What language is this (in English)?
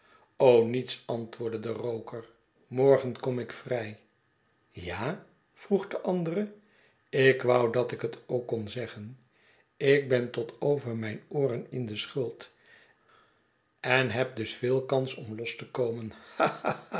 Dutch